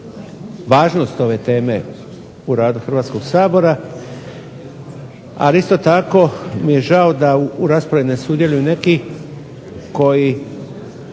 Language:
Croatian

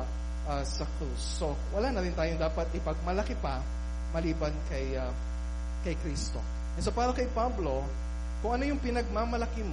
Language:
Filipino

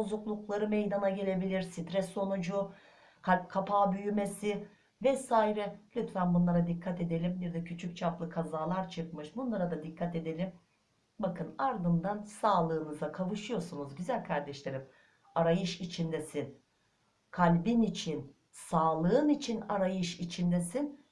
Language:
Turkish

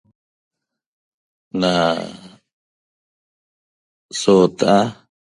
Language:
Toba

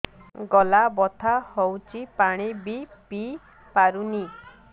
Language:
Odia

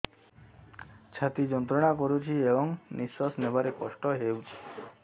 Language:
Odia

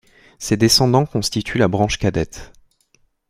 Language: French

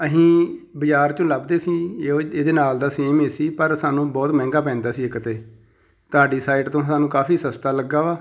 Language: Punjabi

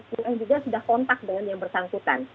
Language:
Indonesian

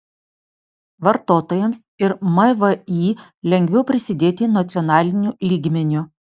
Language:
Lithuanian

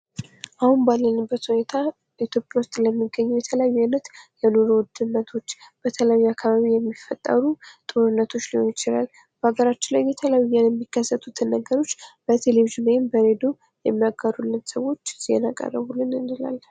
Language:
Amharic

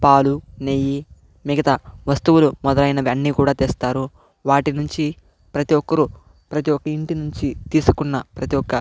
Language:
Telugu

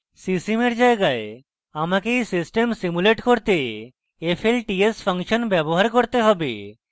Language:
Bangla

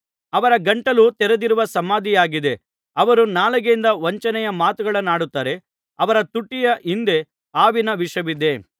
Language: Kannada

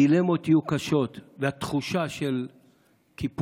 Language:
Hebrew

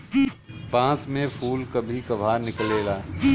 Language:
Bhojpuri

